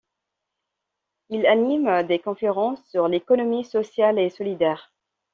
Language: French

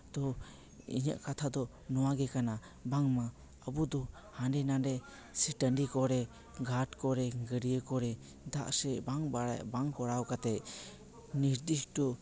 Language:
Santali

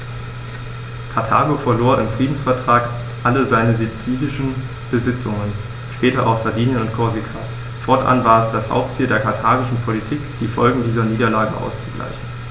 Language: German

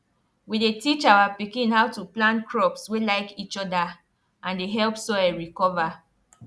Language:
Nigerian Pidgin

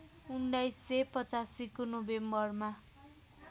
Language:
Nepali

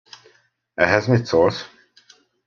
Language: Hungarian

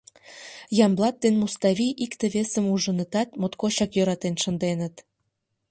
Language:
Mari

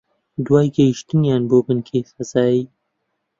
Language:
Central Kurdish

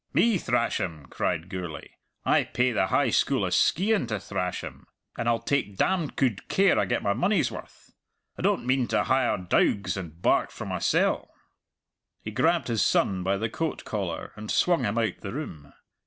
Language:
English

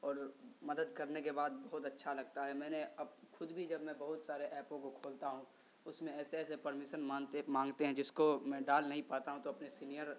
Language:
Urdu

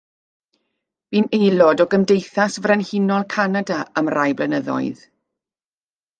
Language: Welsh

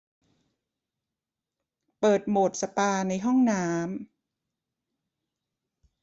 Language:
Thai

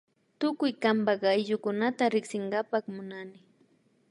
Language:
Imbabura Highland Quichua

